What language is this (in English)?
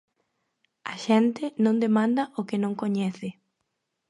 Galician